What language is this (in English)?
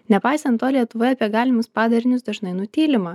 Lithuanian